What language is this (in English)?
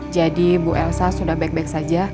Indonesian